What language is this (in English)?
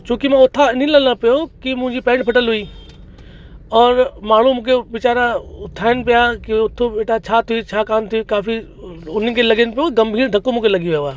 Sindhi